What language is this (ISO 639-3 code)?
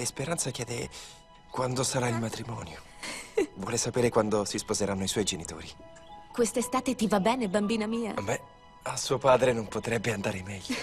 ita